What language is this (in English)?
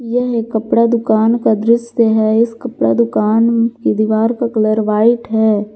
Hindi